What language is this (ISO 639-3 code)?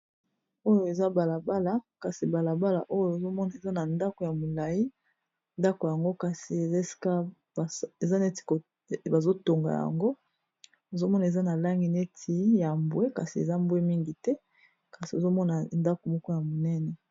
lin